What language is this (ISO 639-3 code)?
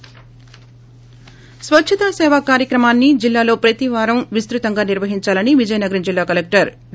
tel